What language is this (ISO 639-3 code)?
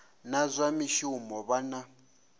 ven